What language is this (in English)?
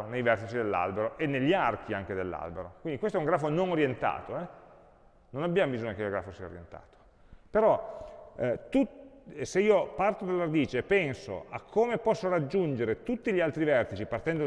Italian